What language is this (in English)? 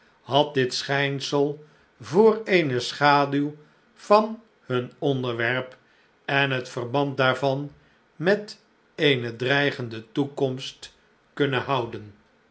Dutch